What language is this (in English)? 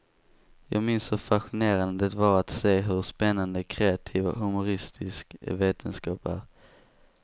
Swedish